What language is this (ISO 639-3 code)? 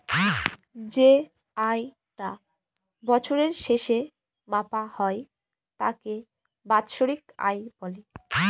ben